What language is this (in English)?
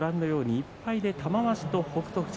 Japanese